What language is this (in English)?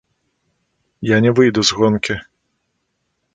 Belarusian